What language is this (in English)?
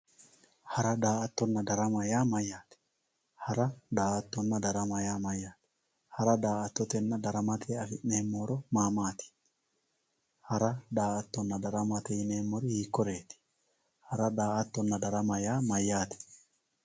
Sidamo